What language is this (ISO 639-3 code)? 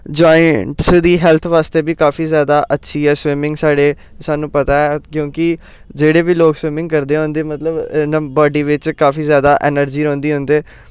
doi